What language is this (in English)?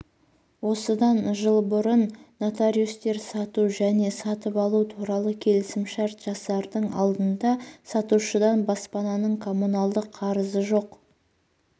Kazakh